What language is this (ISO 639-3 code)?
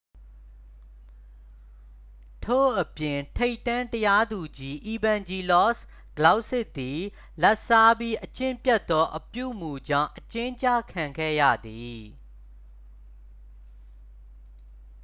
mya